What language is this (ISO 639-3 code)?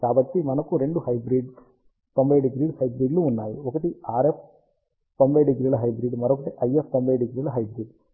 tel